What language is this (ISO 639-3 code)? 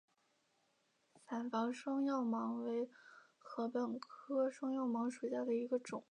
zho